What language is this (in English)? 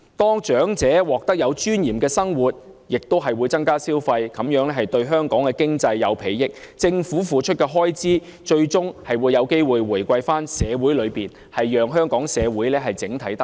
Cantonese